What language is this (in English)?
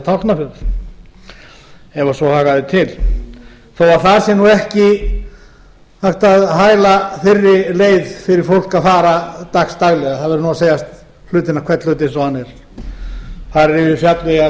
Icelandic